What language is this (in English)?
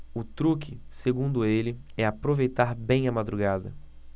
Portuguese